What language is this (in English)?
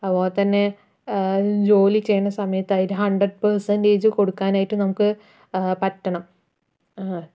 Malayalam